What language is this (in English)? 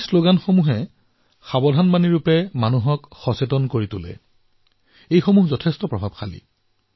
Assamese